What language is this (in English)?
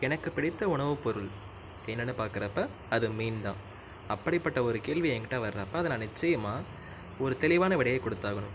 Tamil